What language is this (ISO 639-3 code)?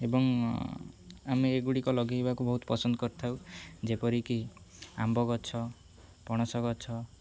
ori